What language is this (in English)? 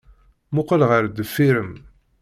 Kabyle